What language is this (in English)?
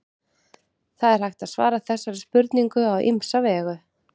Icelandic